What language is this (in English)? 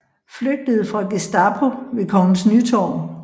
Danish